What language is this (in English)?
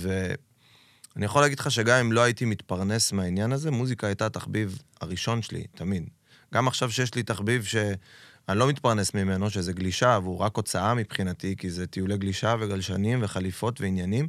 Hebrew